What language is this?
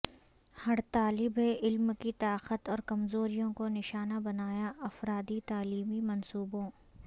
Urdu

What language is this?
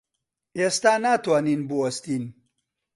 Central Kurdish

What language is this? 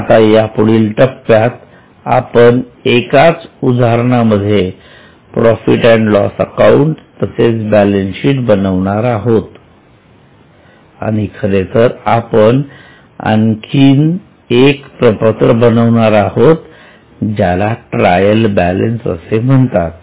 Marathi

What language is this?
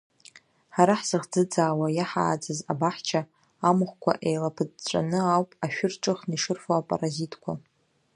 Abkhazian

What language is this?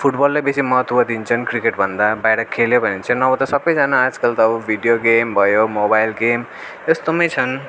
Nepali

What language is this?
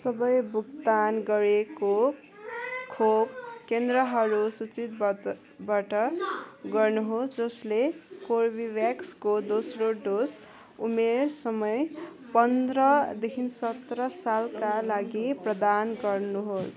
Nepali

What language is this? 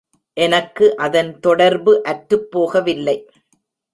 Tamil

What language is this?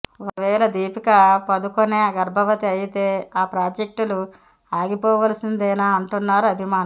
Telugu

